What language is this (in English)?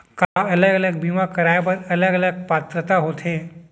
Chhattisgarhi